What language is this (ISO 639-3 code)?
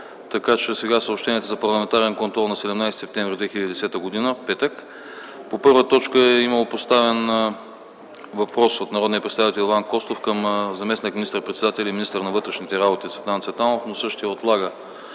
bul